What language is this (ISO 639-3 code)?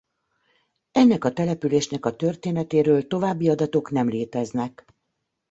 hun